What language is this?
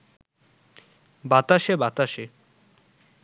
Bangla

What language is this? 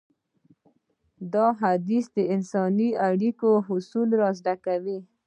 Pashto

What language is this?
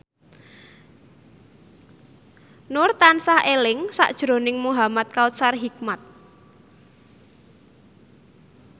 Javanese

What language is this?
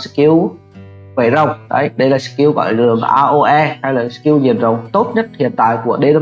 Vietnamese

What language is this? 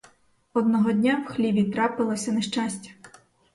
Ukrainian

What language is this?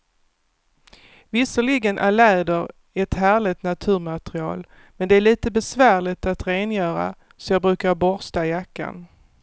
Swedish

